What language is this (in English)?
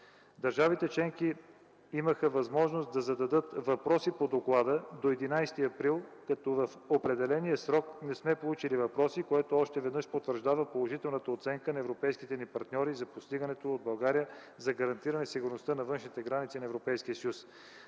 Bulgarian